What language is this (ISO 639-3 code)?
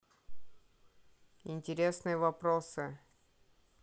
rus